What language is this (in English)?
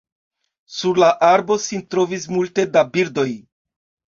Esperanto